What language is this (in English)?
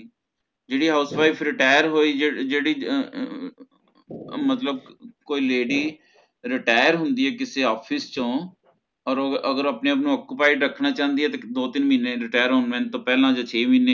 Punjabi